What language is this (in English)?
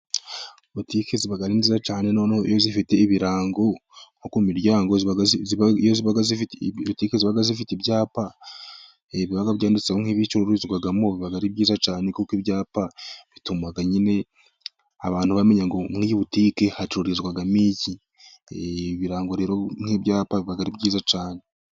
Kinyarwanda